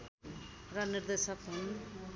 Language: Nepali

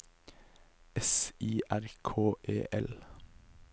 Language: Norwegian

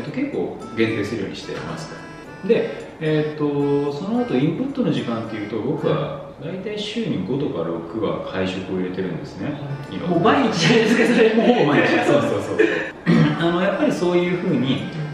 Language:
Japanese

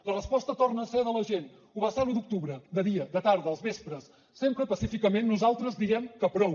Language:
Catalan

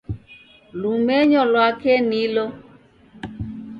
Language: Taita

